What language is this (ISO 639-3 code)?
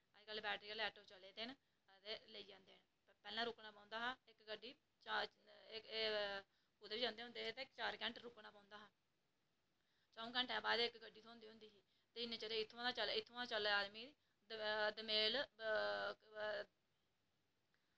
doi